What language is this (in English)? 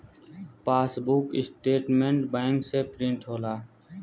Bhojpuri